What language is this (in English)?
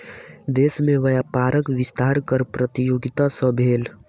Maithili